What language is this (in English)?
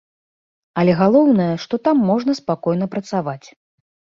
Belarusian